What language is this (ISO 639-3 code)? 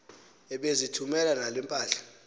xho